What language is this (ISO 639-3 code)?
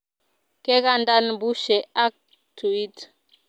kln